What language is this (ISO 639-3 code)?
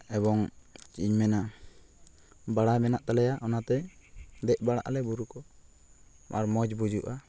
sat